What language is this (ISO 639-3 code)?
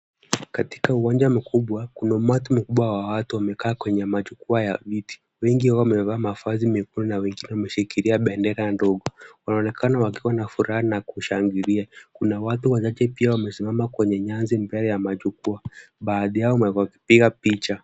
swa